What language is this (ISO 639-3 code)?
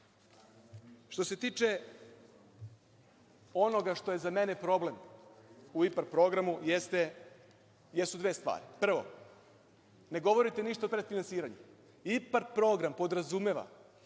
srp